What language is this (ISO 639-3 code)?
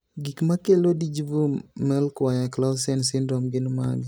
luo